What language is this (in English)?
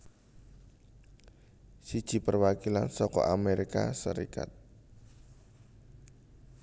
Javanese